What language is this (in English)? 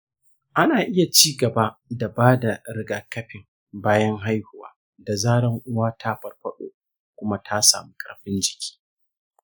Hausa